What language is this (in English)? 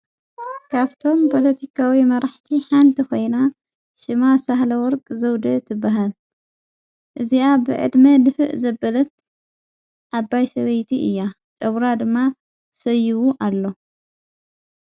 Tigrinya